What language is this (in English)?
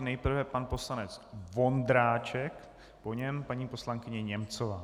Czech